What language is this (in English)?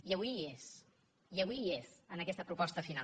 Catalan